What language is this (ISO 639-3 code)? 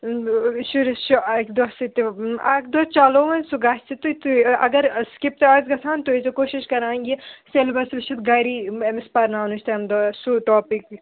kas